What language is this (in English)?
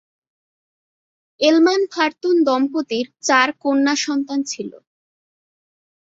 Bangla